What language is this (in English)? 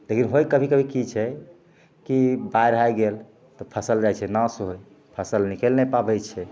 Maithili